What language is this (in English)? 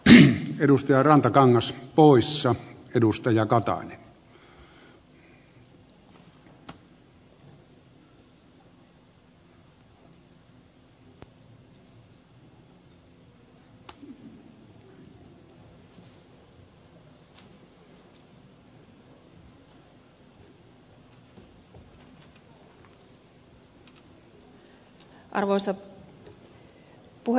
Finnish